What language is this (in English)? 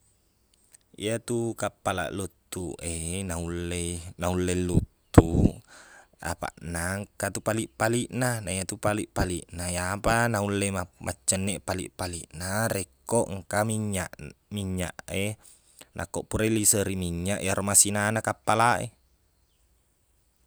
Buginese